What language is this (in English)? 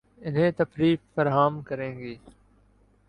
Urdu